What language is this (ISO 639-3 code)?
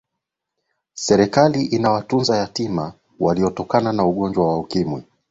swa